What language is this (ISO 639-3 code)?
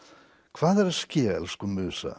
isl